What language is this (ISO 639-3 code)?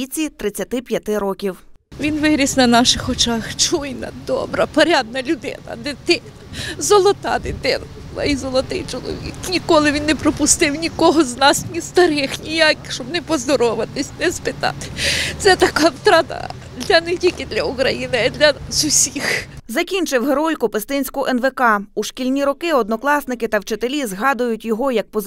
ukr